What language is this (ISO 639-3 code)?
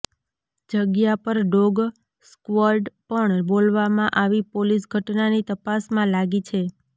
guj